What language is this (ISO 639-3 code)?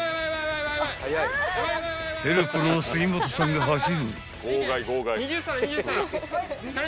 jpn